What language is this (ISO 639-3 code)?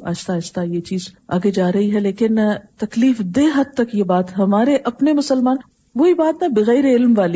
urd